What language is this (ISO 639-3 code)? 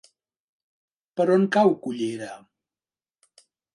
cat